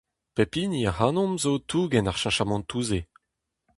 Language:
Breton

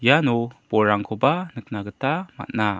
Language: Garo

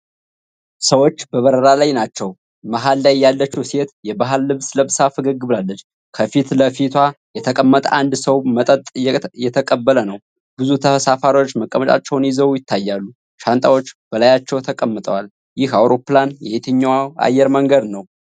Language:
Amharic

